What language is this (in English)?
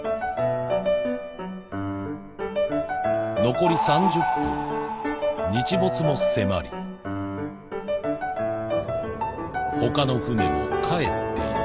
Japanese